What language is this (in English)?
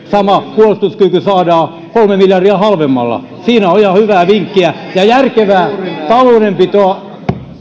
Finnish